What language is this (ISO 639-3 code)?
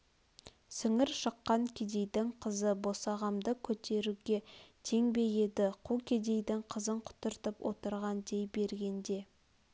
kaz